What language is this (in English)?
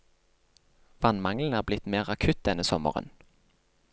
Norwegian